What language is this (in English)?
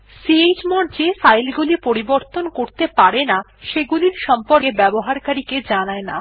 Bangla